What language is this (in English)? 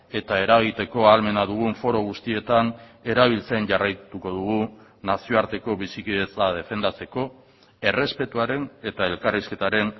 Basque